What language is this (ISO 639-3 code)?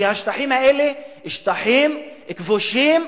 heb